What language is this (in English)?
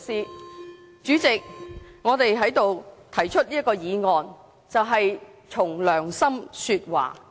Cantonese